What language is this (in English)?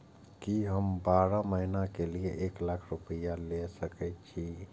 Maithili